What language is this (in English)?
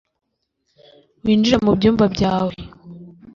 Kinyarwanda